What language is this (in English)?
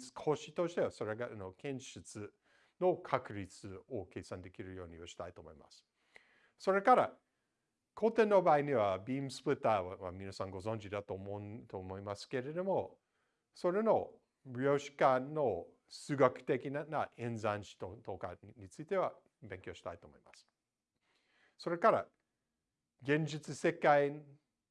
Japanese